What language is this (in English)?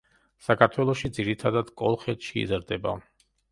Georgian